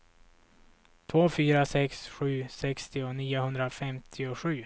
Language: Swedish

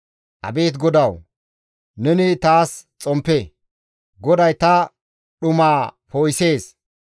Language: Gamo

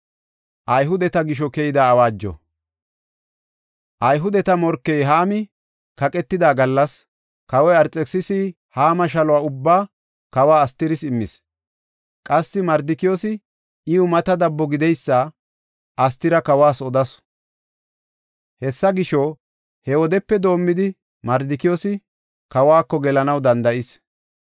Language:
Gofa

